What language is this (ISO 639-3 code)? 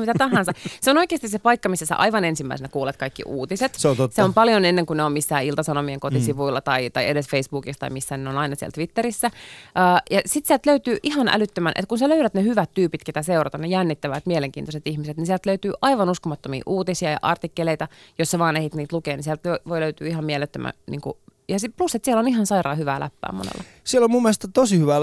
fin